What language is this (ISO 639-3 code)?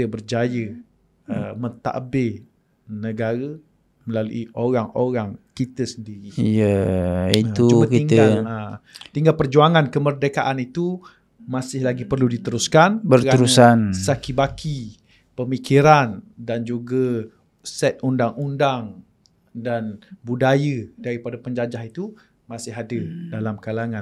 msa